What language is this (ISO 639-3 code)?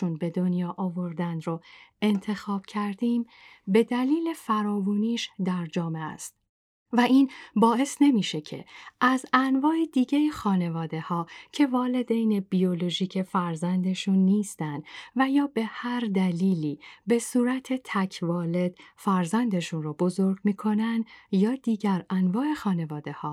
fas